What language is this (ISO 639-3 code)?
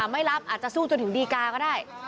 tha